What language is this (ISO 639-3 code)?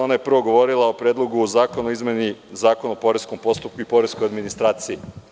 srp